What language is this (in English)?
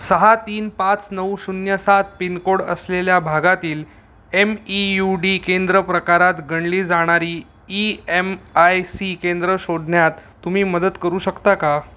Marathi